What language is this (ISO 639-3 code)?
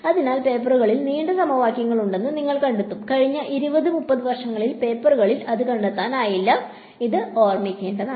mal